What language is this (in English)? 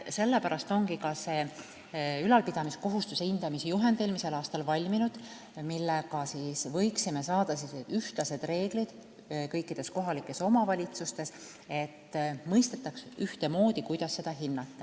Estonian